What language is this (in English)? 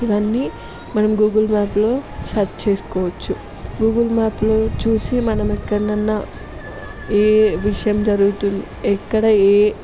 Telugu